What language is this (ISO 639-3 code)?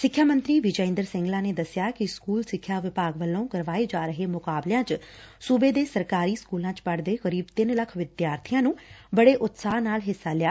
pan